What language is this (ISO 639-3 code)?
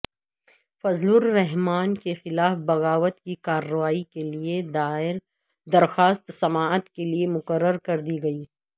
urd